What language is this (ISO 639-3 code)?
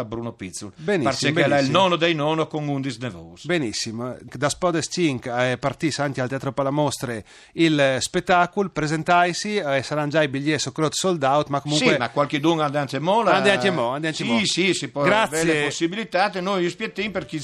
ita